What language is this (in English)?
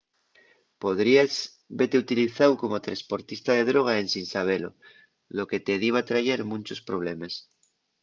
Asturian